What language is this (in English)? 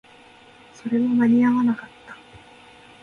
Japanese